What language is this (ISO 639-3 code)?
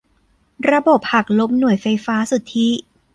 tha